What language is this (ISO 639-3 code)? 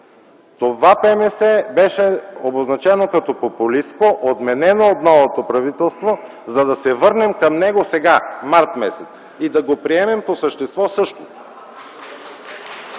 bul